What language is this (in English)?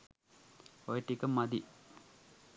Sinhala